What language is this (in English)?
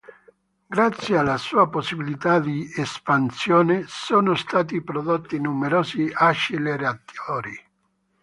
Italian